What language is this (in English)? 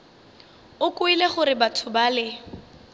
Northern Sotho